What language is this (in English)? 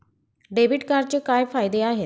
Marathi